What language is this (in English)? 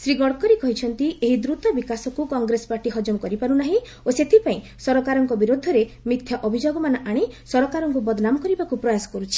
Odia